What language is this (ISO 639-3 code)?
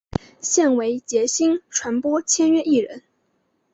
zho